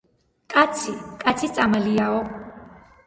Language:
Georgian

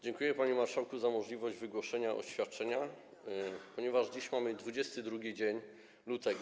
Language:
Polish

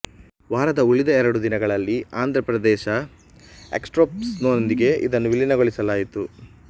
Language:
Kannada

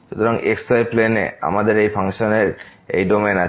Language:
Bangla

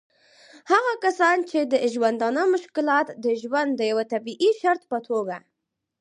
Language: Pashto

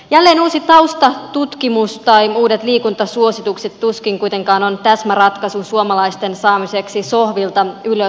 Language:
Finnish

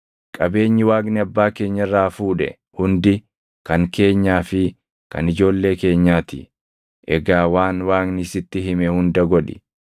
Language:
Oromo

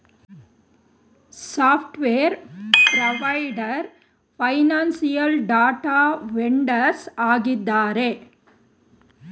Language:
Kannada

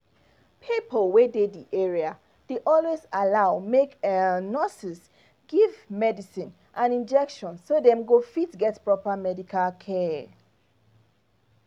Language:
Nigerian Pidgin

